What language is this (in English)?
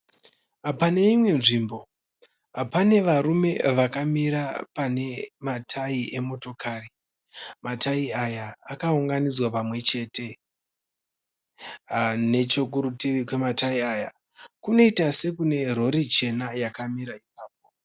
Shona